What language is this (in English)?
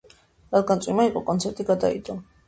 Georgian